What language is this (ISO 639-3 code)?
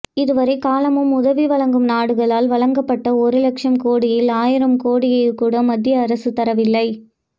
tam